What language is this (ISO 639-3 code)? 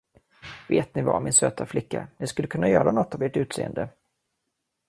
swe